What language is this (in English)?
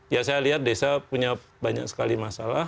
Indonesian